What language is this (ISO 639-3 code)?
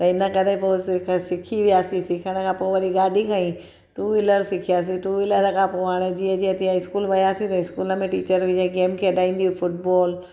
snd